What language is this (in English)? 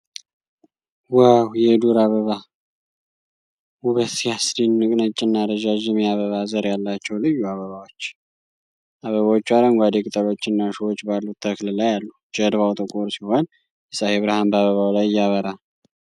Amharic